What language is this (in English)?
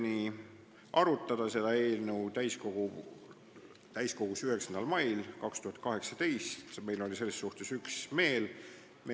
Estonian